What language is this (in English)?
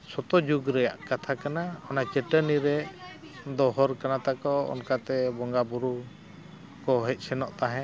Santali